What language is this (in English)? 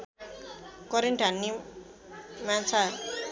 Nepali